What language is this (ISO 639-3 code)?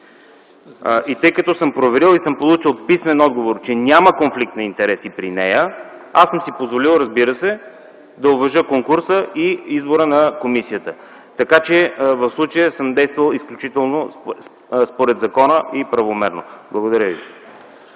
bul